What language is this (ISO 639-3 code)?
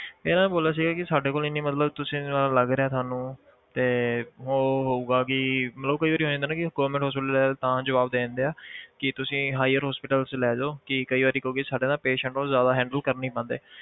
pan